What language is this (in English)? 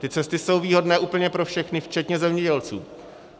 Czech